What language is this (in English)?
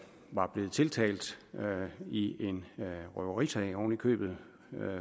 Danish